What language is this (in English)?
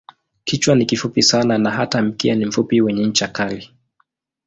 Swahili